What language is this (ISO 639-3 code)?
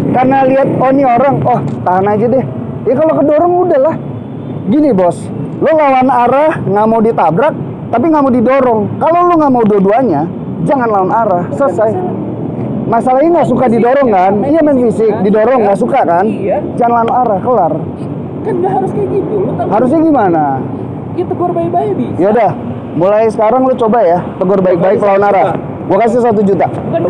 ind